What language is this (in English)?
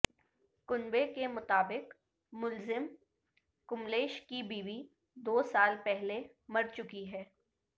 Urdu